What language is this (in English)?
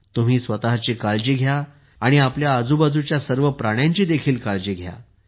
Marathi